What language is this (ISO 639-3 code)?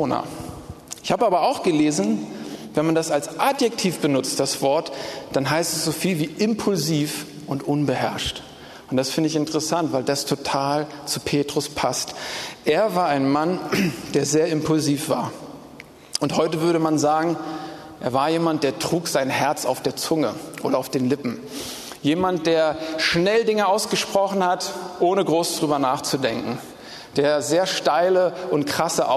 deu